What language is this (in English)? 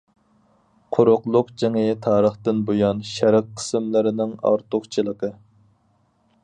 Uyghur